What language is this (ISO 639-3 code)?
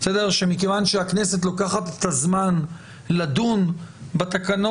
heb